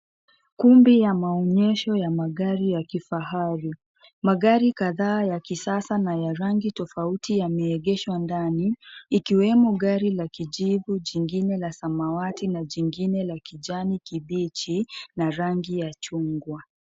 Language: Swahili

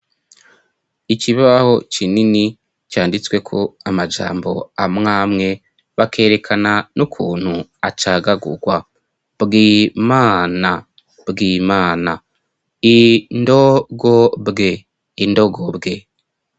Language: Rundi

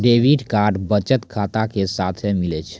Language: Maithili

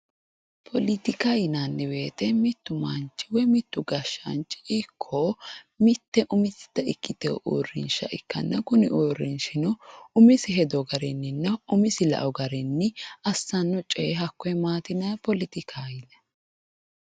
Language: Sidamo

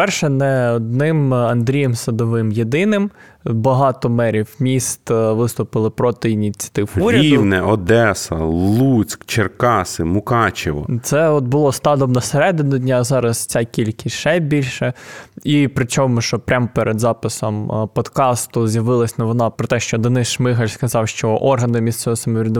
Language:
Ukrainian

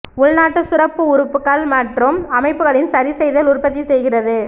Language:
Tamil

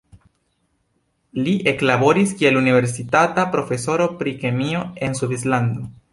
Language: Esperanto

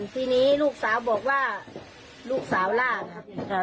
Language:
Thai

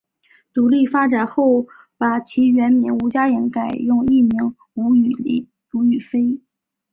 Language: Chinese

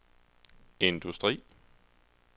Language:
Danish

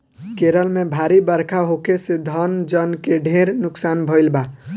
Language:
Bhojpuri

